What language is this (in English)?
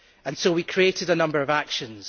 English